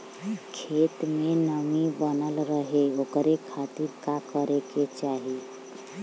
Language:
Bhojpuri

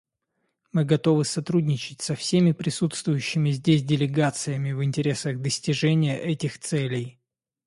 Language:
Russian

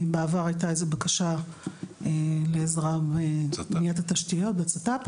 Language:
Hebrew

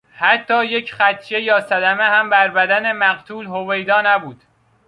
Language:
Persian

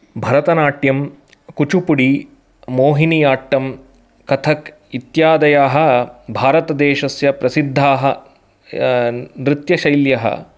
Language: Sanskrit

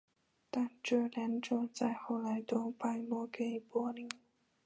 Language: Chinese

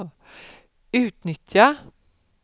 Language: Swedish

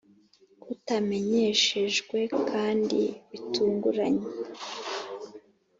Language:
Kinyarwanda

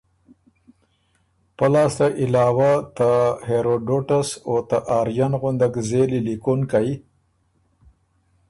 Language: Ormuri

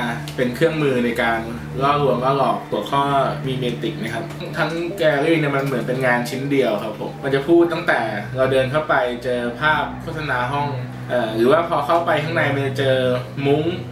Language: Thai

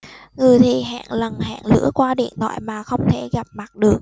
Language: Vietnamese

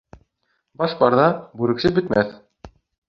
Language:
Bashkir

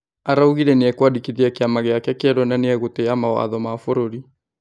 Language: Kikuyu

